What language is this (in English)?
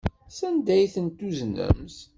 Kabyle